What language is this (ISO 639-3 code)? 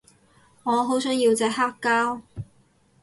yue